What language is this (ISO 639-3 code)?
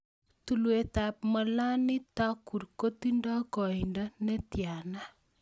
kln